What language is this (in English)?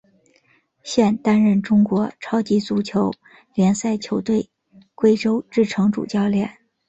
Chinese